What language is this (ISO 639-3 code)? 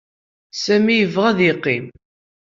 kab